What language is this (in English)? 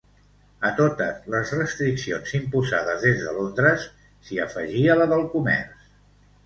Catalan